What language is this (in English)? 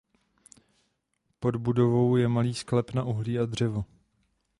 Czech